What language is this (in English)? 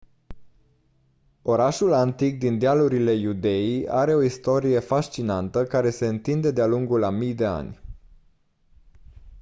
Romanian